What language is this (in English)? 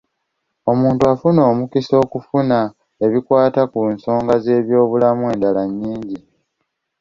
Ganda